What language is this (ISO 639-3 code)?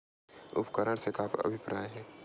hne